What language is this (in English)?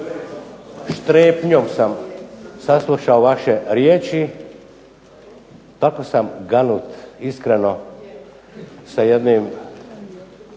Croatian